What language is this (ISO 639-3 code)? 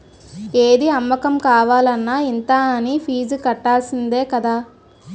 tel